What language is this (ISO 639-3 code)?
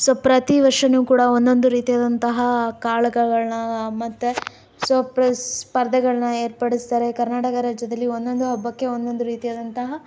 kan